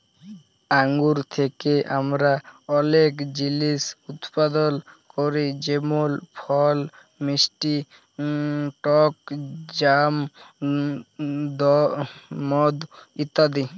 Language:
Bangla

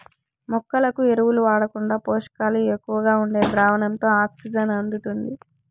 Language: Telugu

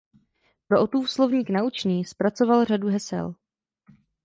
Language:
Czech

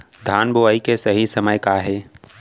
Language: Chhattisgarhi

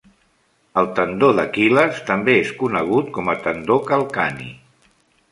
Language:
Catalan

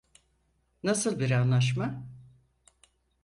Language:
Turkish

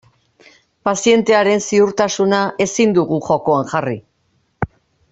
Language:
Basque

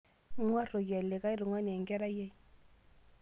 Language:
Masai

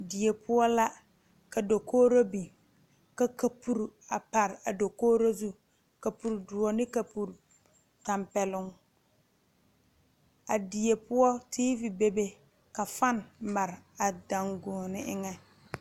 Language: Southern Dagaare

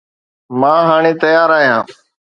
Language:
Sindhi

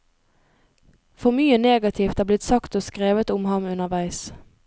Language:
Norwegian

